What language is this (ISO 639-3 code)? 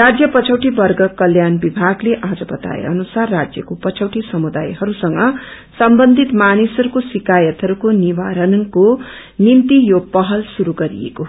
nep